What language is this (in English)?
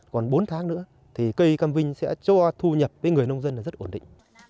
Vietnamese